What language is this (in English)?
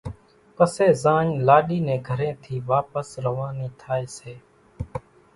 Kachi Koli